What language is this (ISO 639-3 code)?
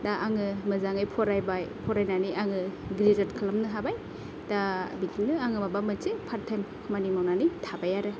brx